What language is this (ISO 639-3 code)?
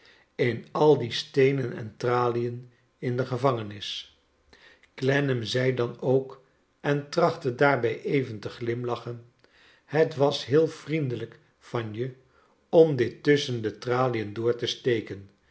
nld